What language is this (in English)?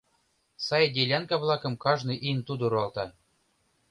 Mari